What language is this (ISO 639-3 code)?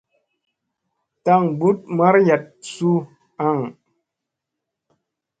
mse